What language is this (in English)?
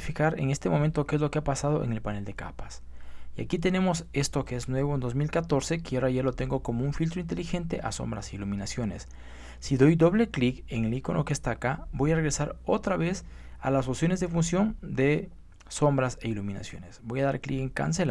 Spanish